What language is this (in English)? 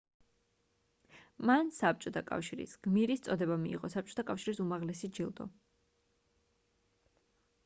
Georgian